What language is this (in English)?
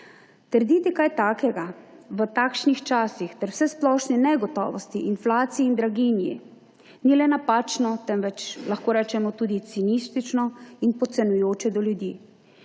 Slovenian